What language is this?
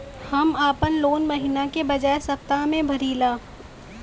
Bhojpuri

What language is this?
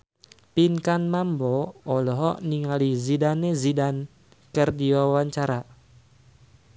Sundanese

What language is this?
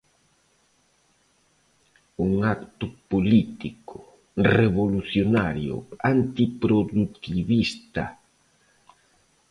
Galician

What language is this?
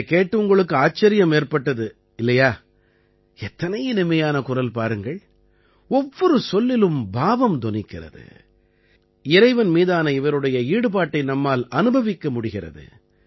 Tamil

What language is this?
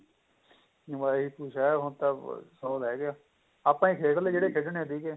Punjabi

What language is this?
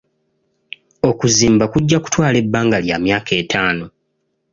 Ganda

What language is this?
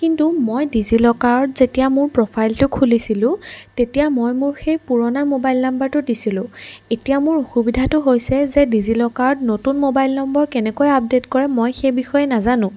Assamese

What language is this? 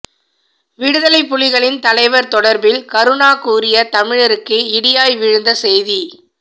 Tamil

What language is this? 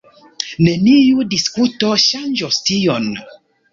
Esperanto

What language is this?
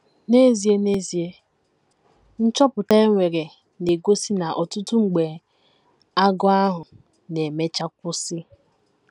Igbo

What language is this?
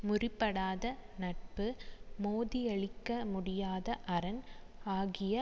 Tamil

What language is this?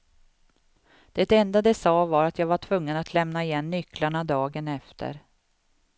Swedish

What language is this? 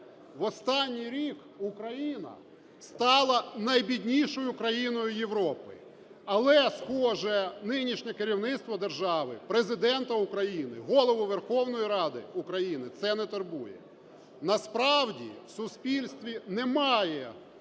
Ukrainian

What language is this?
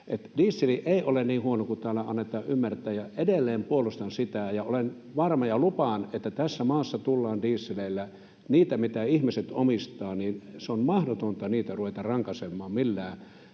Finnish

